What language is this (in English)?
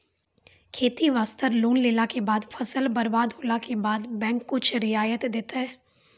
Maithili